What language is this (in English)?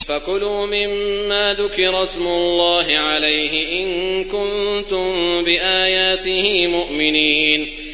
Arabic